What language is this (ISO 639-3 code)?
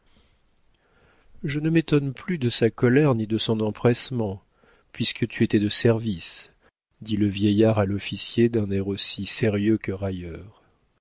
fra